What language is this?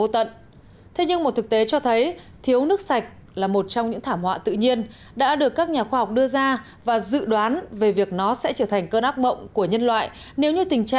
Vietnamese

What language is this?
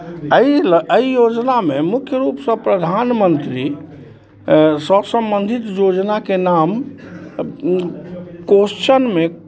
Maithili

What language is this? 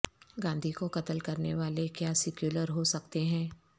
Urdu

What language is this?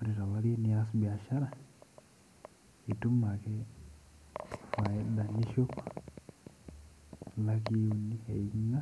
Masai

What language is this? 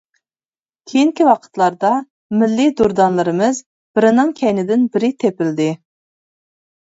Uyghur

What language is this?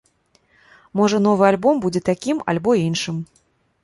Belarusian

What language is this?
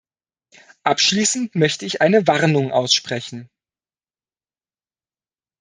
German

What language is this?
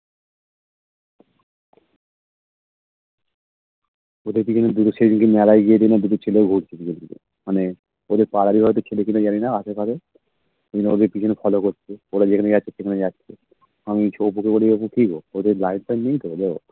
Bangla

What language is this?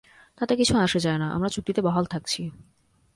Bangla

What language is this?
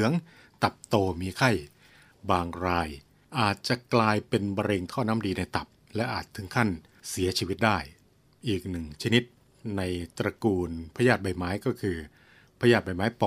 Thai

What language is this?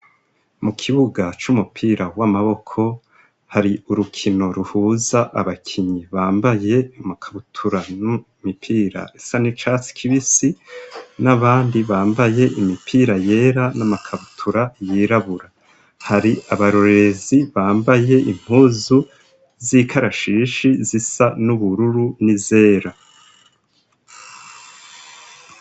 Rundi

